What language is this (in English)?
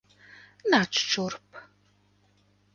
Latvian